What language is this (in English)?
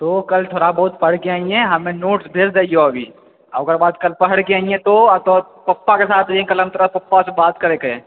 Maithili